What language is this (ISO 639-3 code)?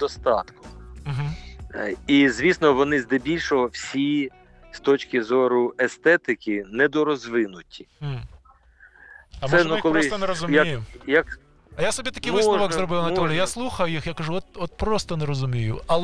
ukr